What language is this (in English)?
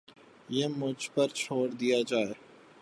Urdu